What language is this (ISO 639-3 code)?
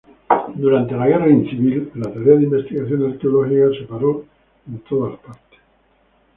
spa